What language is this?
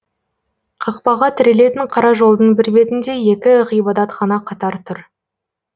Kazakh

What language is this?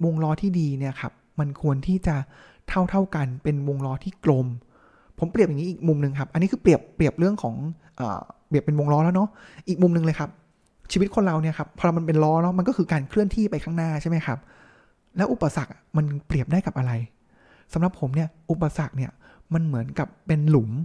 Thai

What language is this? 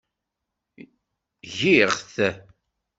Kabyle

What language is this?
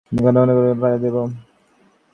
Bangla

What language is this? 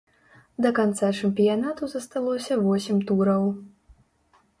Belarusian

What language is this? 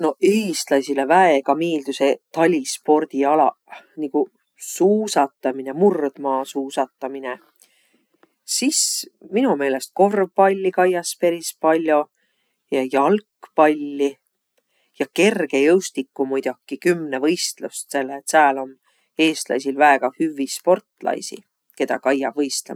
Võro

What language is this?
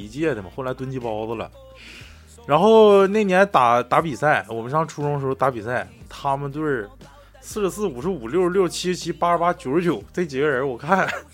Chinese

